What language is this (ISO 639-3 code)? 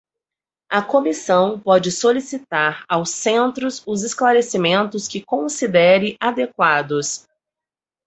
por